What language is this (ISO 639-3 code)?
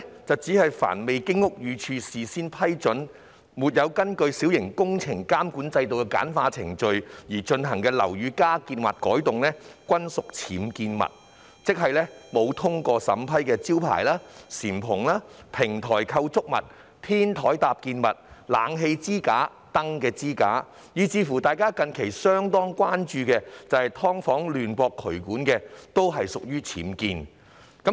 yue